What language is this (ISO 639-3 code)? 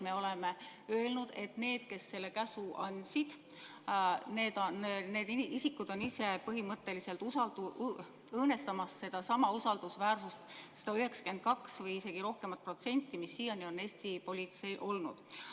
est